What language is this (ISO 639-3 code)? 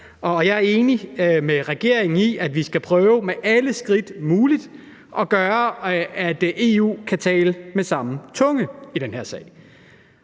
dan